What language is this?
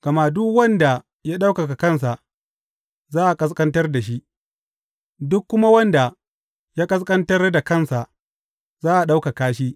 Hausa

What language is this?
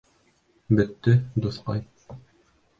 Bashkir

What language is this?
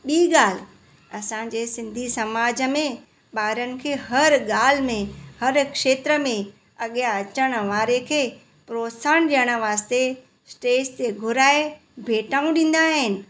Sindhi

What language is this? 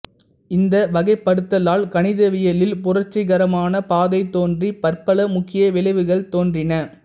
Tamil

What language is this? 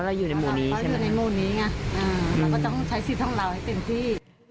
Thai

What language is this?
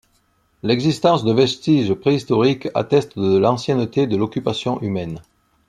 French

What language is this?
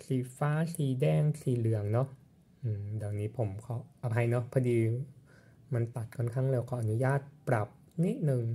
Thai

